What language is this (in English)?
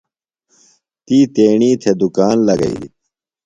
Phalura